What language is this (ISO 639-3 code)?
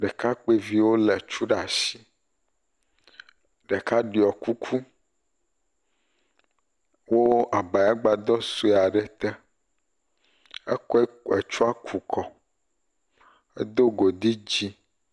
ewe